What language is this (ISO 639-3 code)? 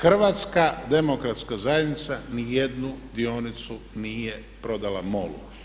hrv